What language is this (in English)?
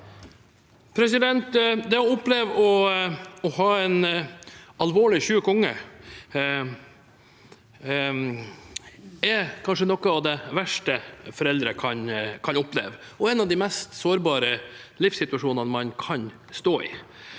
Norwegian